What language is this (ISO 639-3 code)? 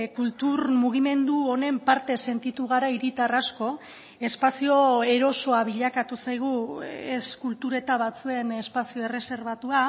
eus